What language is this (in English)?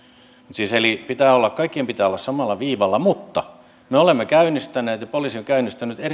Finnish